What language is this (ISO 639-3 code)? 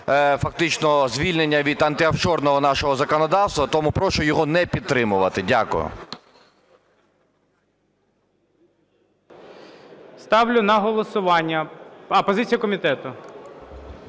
ukr